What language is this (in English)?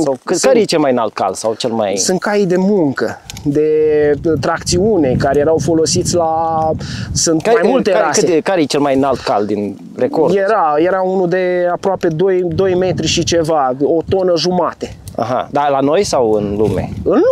Romanian